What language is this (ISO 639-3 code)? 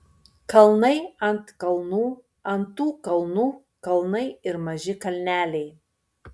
lit